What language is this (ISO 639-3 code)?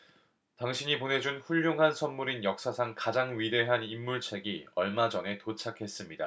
kor